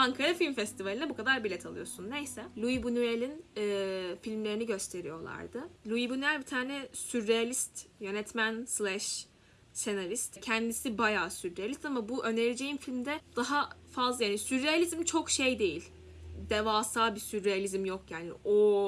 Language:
Turkish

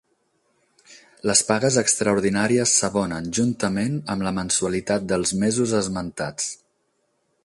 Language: Catalan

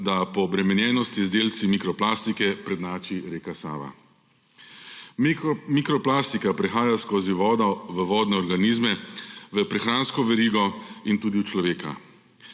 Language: Slovenian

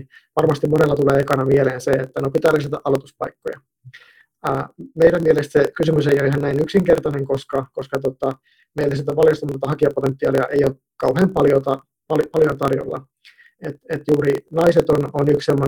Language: Finnish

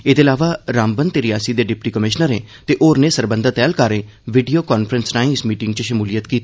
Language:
Dogri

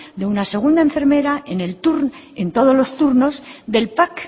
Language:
Spanish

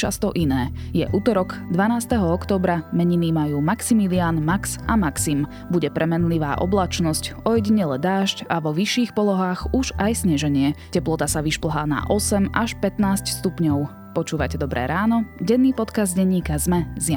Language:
Slovak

